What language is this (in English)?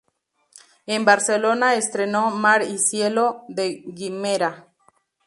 Spanish